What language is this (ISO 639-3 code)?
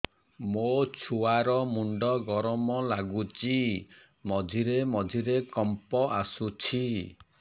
ori